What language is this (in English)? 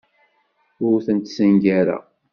Kabyle